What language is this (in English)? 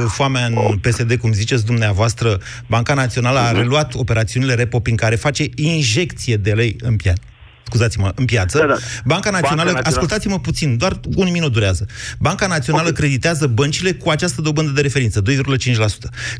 Romanian